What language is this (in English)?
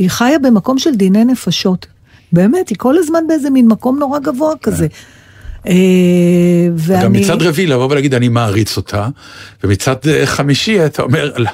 Hebrew